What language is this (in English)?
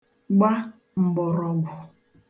Igbo